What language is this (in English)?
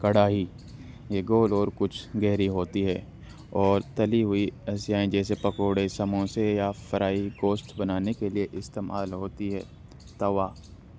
Urdu